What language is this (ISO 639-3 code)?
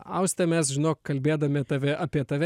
lit